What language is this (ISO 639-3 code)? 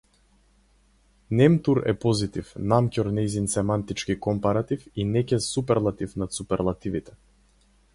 mkd